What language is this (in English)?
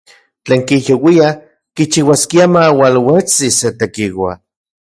Central Puebla Nahuatl